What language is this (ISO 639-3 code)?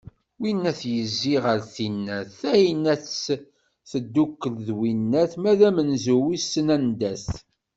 kab